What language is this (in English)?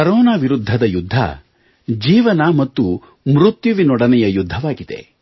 Kannada